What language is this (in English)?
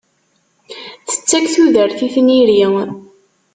Kabyle